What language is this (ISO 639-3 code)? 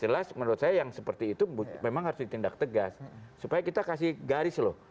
ind